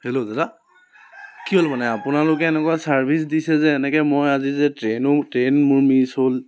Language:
Assamese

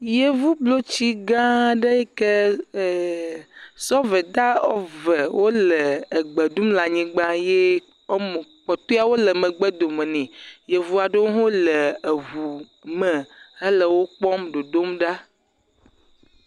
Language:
Ewe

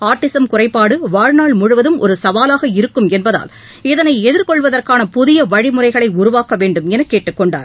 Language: Tamil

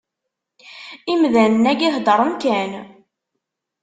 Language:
Kabyle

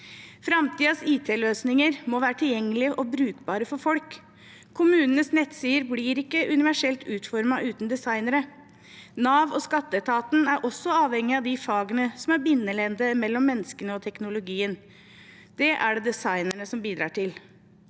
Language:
Norwegian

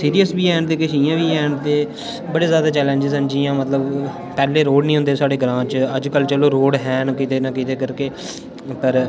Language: Dogri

